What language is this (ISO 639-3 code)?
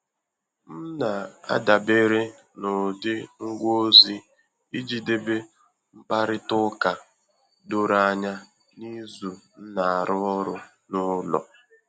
ibo